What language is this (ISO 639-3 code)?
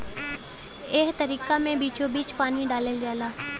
bho